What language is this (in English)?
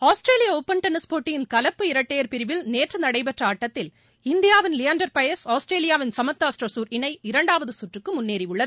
Tamil